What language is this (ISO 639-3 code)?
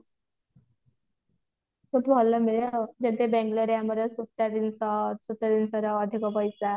ori